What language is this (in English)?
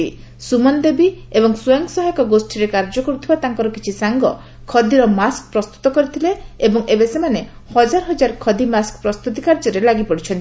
Odia